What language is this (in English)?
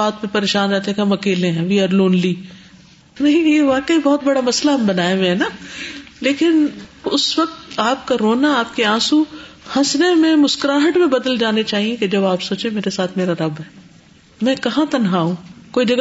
Urdu